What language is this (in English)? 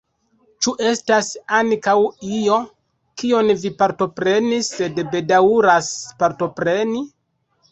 Esperanto